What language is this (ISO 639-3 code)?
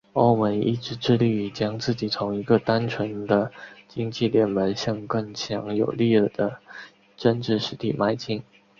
zho